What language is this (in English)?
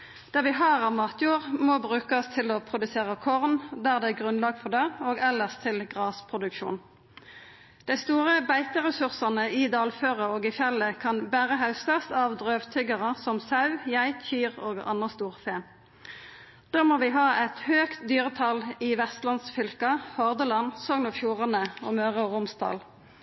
Norwegian Nynorsk